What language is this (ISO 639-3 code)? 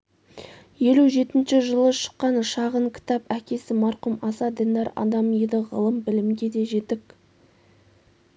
kaz